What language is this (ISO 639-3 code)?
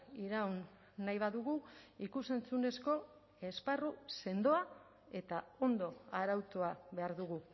eus